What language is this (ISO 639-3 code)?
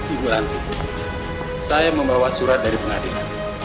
ind